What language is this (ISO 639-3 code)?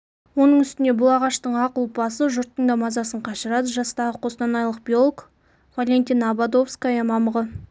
kaz